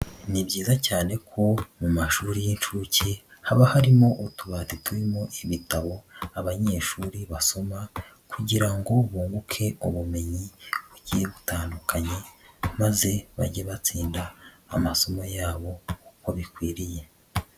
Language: Kinyarwanda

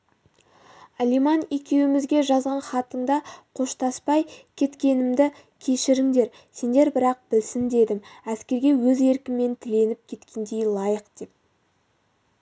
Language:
Kazakh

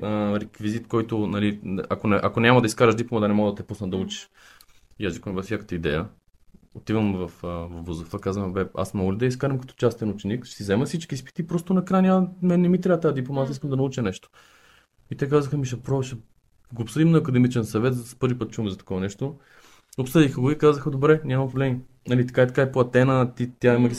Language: Bulgarian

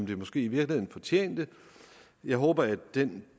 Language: Danish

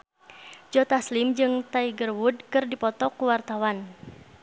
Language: Sundanese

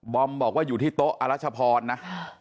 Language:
Thai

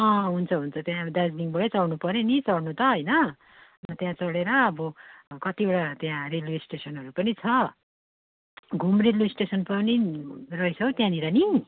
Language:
Nepali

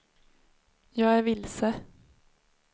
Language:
Swedish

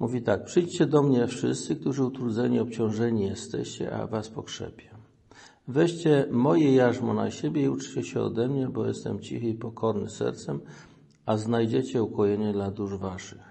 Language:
Polish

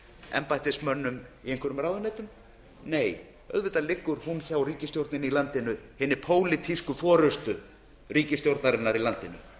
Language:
Icelandic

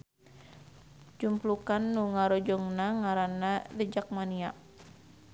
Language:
Sundanese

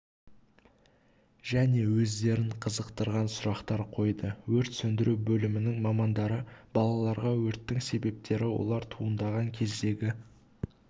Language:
Kazakh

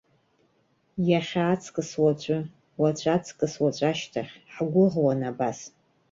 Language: Abkhazian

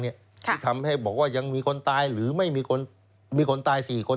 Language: Thai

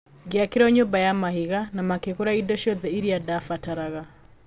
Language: Kikuyu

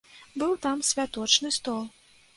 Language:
Belarusian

